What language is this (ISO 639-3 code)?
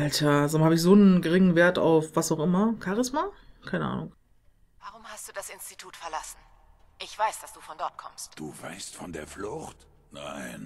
deu